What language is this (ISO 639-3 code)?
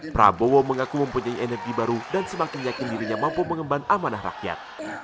ind